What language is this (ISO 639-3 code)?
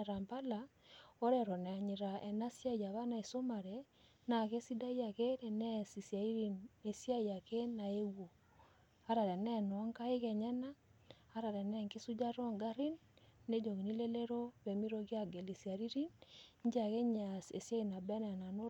mas